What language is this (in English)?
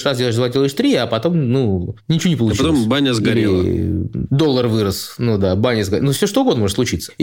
Russian